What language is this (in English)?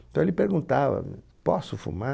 Portuguese